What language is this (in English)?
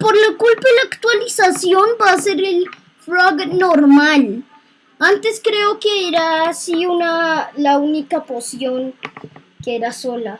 Spanish